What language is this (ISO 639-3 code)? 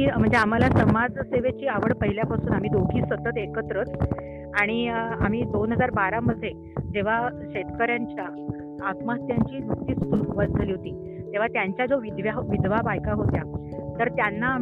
mar